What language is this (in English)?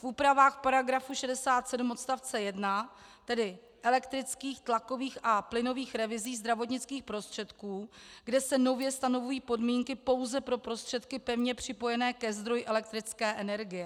Czech